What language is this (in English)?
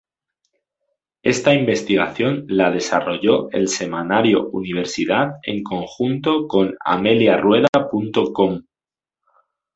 Spanish